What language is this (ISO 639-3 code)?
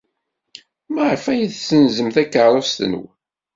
kab